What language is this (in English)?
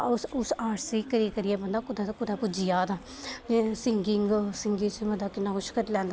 Dogri